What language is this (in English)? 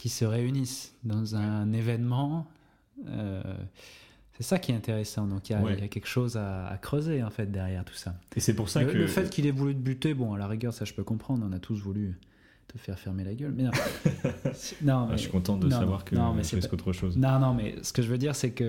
French